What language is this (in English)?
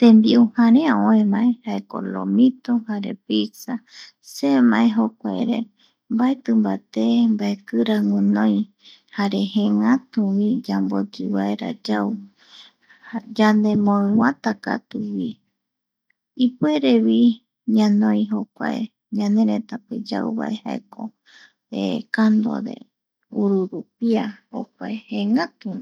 Eastern Bolivian Guaraní